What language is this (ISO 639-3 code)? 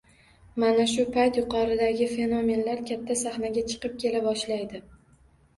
uzb